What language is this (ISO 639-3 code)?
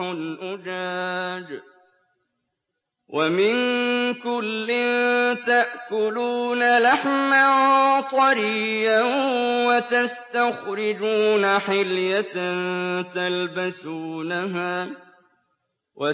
ara